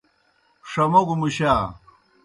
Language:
Kohistani Shina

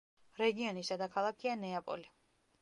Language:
Georgian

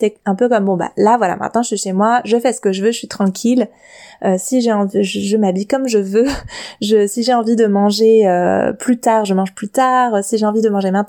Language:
French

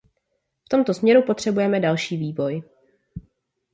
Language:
Czech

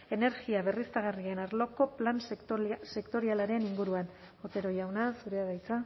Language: Basque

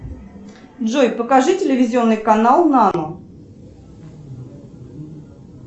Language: Russian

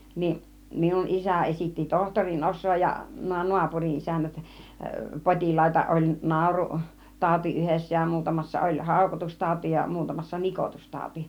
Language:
Finnish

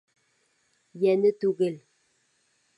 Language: Bashkir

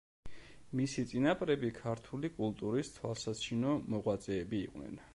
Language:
Georgian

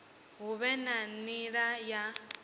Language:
Venda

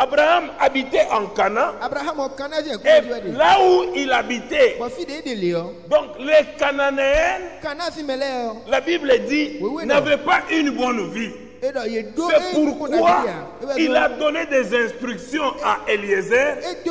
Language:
French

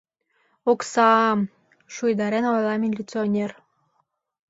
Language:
Mari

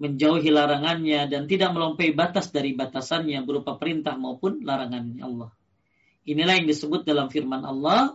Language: Indonesian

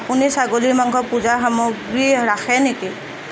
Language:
Assamese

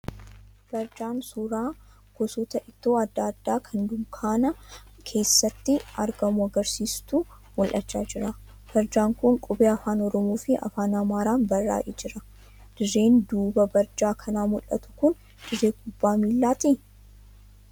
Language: Oromo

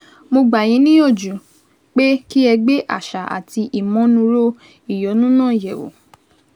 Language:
Yoruba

